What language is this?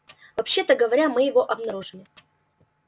Russian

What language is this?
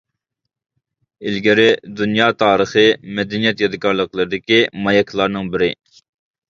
Uyghur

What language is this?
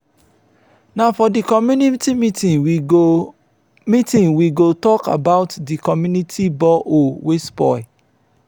Nigerian Pidgin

